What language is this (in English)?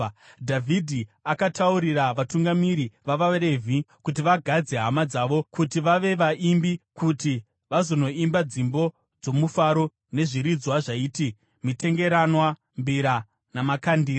Shona